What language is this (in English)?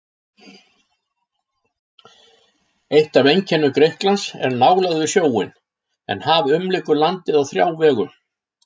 Icelandic